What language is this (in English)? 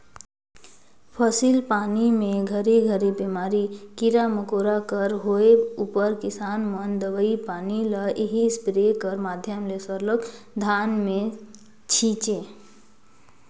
Chhattisgarhi